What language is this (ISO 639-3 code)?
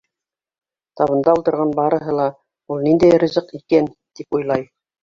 bak